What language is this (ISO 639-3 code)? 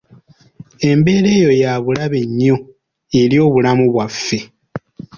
lug